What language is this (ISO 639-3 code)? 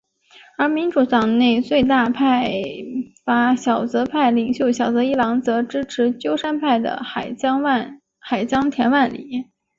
zho